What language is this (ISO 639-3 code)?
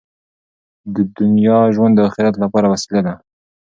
pus